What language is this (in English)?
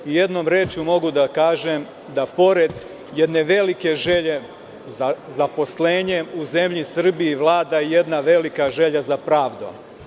Serbian